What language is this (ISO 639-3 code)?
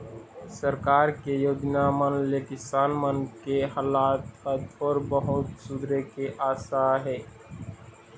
hne